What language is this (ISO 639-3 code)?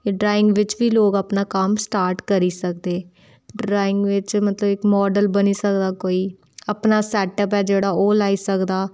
doi